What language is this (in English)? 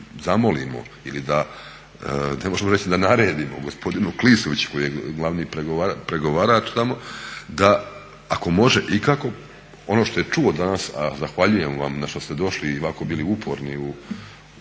Croatian